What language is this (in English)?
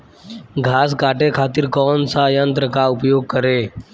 Bhojpuri